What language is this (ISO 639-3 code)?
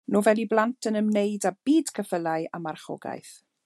cym